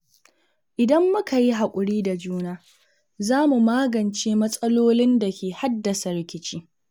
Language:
Hausa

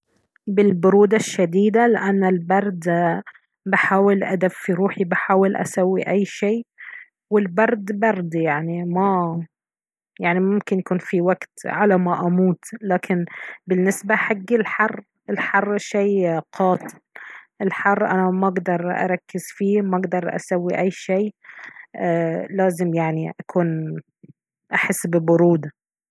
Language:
Baharna Arabic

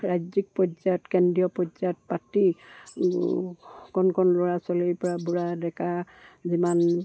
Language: Assamese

